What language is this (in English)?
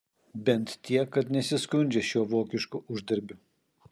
Lithuanian